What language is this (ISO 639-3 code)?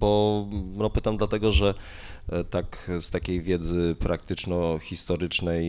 pol